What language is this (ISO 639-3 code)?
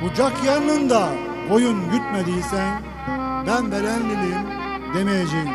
tur